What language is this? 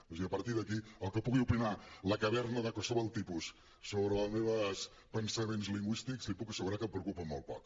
Catalan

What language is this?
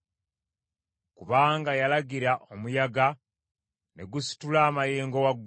Ganda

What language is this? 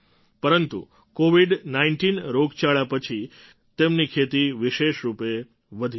Gujarati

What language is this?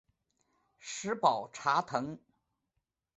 Chinese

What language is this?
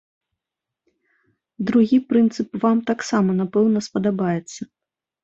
Belarusian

